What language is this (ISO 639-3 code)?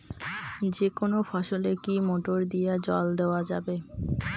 ben